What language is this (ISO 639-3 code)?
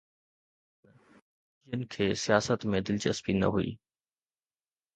snd